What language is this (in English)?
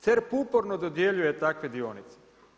Croatian